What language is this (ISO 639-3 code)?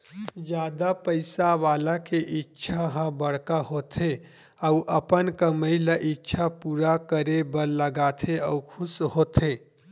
hne